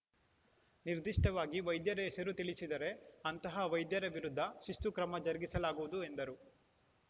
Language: Kannada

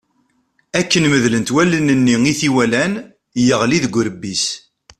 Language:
Kabyle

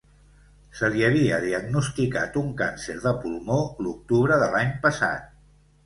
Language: Catalan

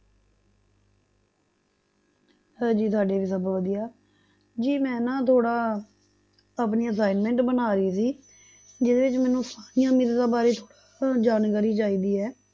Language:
Punjabi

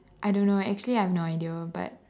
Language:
English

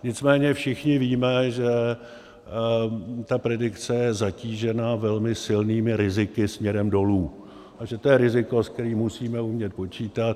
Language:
Czech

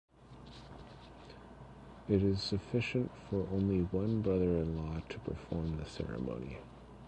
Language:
English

